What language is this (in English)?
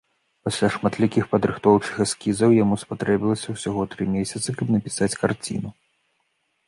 Belarusian